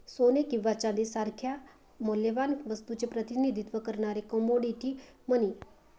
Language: Marathi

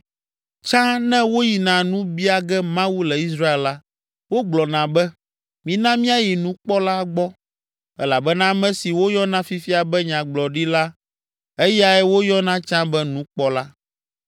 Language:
Ewe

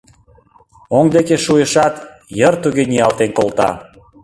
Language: Mari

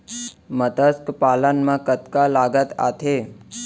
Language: Chhattisgarhi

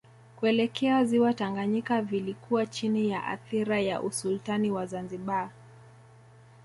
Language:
Swahili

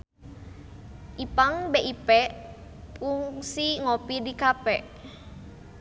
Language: Sundanese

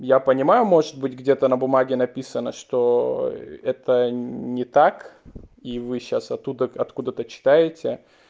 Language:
Russian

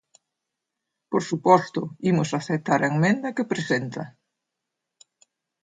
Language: Galician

